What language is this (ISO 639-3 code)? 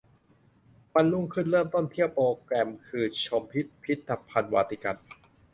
tha